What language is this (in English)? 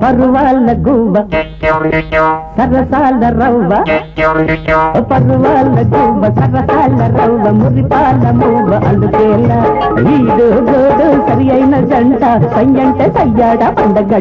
Indonesian